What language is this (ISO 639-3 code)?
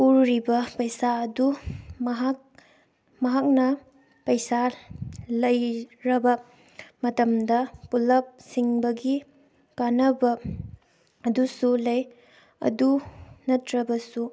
mni